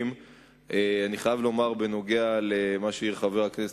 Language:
Hebrew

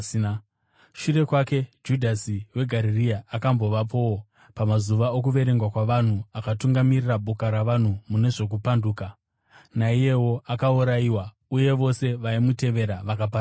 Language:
Shona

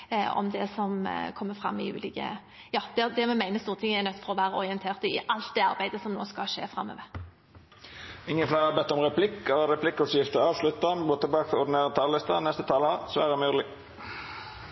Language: Norwegian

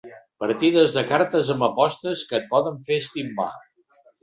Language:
Catalan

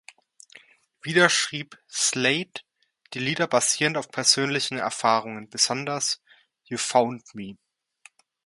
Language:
German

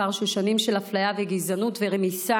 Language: Hebrew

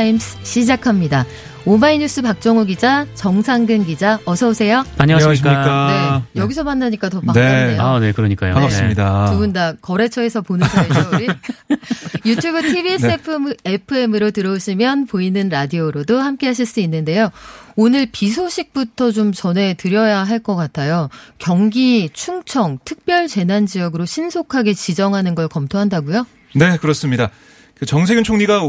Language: Korean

